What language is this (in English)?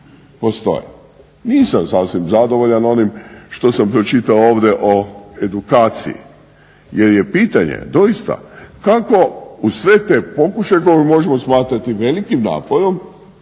Croatian